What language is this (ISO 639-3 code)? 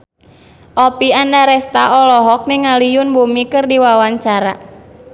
sun